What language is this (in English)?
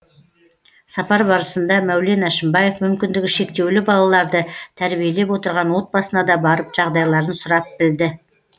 Kazakh